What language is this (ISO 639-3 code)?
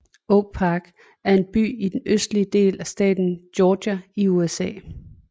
dan